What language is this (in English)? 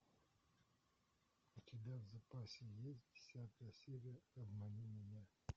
Russian